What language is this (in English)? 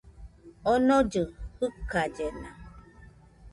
Nüpode Huitoto